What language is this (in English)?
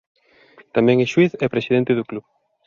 Galician